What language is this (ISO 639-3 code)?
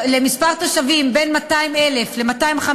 heb